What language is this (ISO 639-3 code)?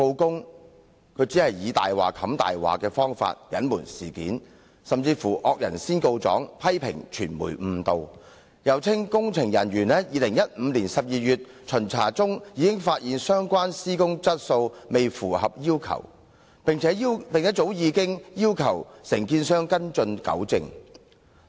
yue